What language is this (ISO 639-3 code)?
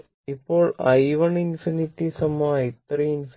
mal